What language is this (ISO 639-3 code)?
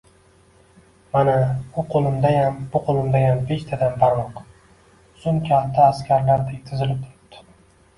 uzb